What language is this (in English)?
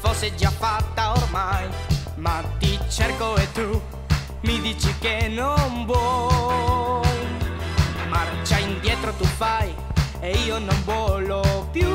Italian